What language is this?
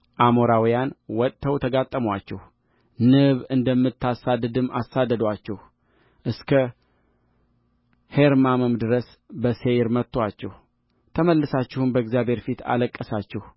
Amharic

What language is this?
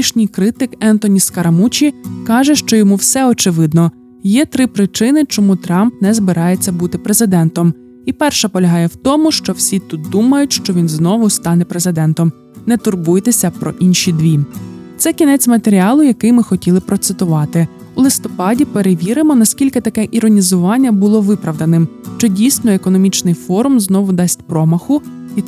Ukrainian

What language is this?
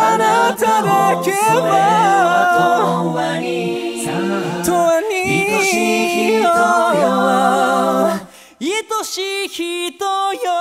Korean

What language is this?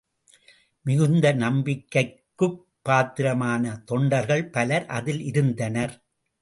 Tamil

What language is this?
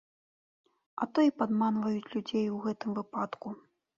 Belarusian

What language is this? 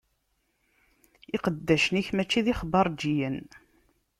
Kabyle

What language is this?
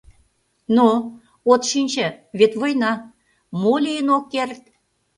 Mari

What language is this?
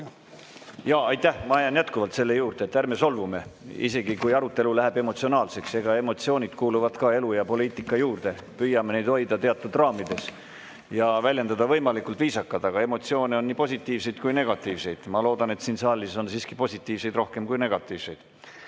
Estonian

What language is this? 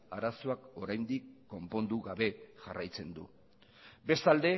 Basque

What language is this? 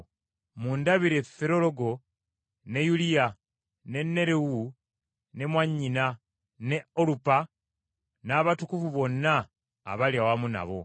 Ganda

